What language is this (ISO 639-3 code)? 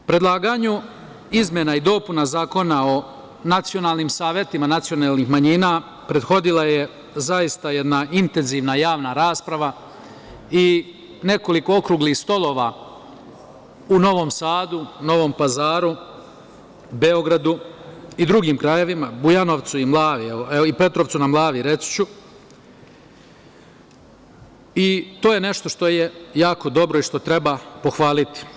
srp